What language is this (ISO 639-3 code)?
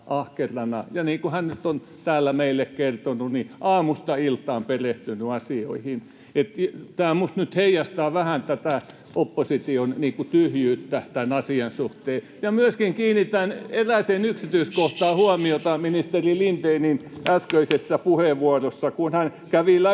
fin